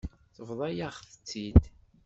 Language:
Kabyle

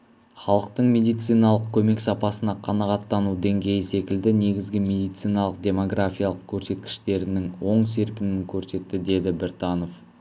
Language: Kazakh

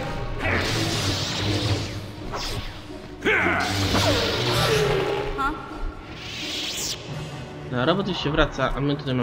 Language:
Polish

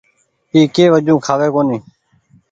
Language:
Goaria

